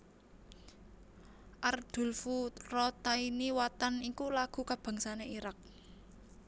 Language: Javanese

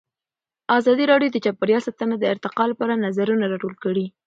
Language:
Pashto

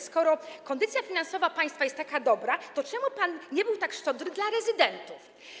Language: Polish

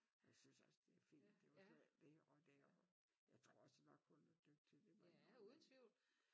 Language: Danish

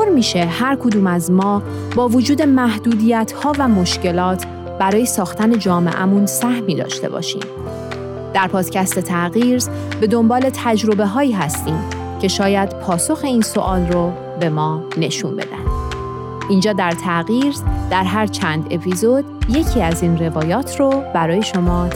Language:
Persian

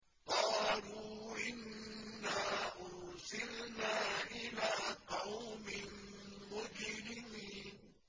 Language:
Arabic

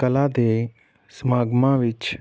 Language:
Punjabi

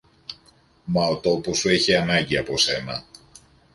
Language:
Greek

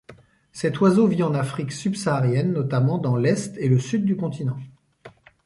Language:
French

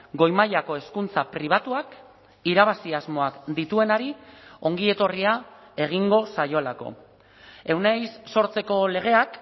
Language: Basque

